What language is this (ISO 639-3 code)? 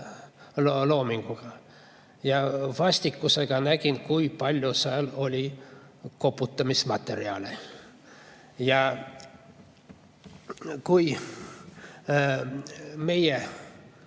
est